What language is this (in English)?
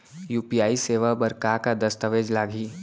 Chhattisgarhi